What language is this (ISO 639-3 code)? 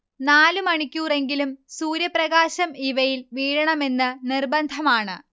mal